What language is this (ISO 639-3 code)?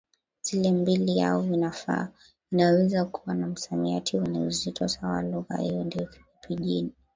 swa